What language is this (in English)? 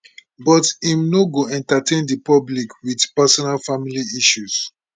Nigerian Pidgin